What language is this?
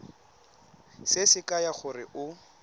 Tswana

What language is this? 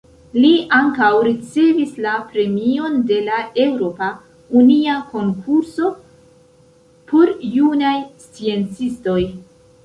Esperanto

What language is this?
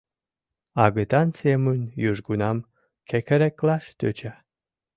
Mari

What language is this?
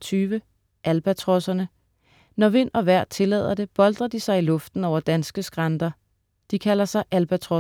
Danish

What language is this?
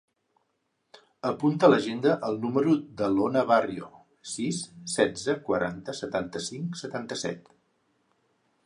Catalan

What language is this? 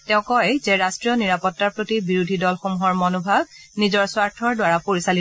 Assamese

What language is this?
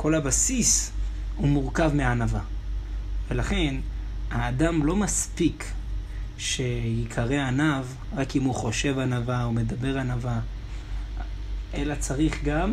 Hebrew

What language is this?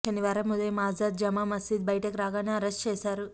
Telugu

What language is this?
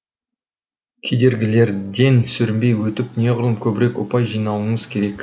Kazakh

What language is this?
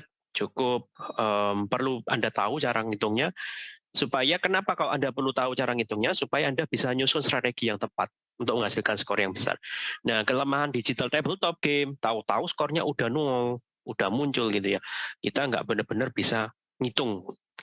Indonesian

